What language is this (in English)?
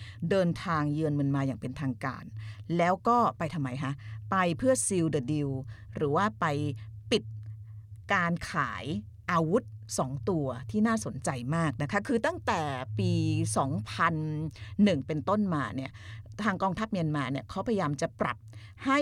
Thai